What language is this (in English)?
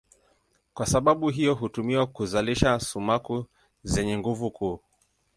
Swahili